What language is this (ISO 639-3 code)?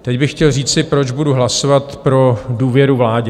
ces